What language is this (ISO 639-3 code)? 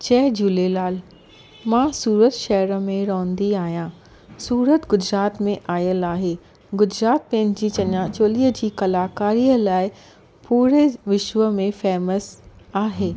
snd